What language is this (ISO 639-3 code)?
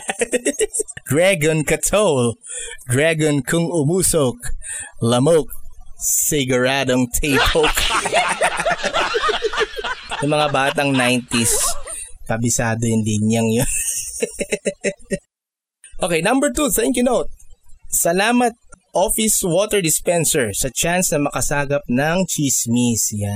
fil